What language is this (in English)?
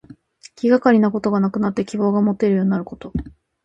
Japanese